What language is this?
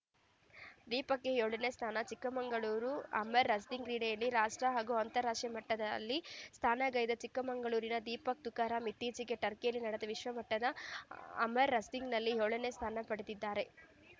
Kannada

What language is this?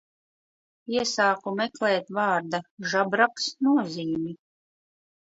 Latvian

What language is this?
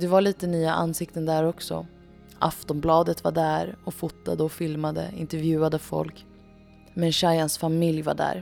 Swedish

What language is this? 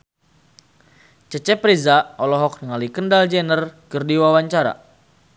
Sundanese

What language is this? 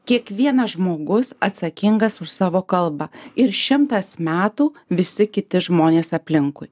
Lithuanian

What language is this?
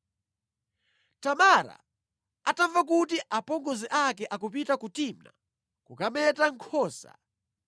Nyanja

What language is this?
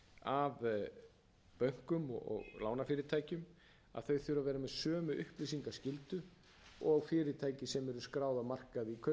Icelandic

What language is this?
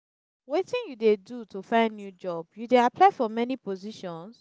Nigerian Pidgin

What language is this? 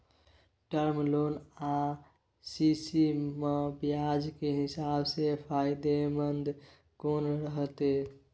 Maithili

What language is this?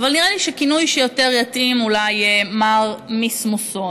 Hebrew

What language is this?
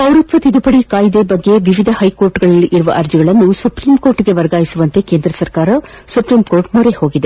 Kannada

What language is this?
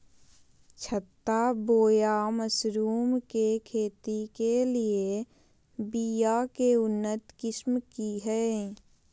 Magahi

